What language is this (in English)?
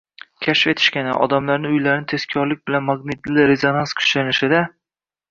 Uzbek